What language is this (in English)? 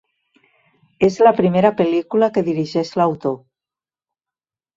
Catalan